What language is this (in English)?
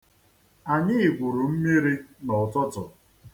Igbo